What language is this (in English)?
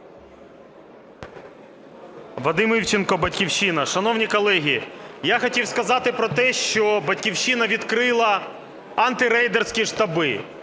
Ukrainian